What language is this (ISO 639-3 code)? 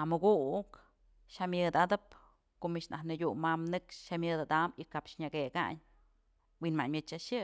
mzl